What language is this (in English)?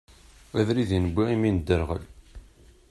Kabyle